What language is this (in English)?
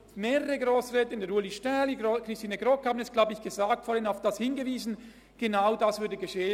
Swiss German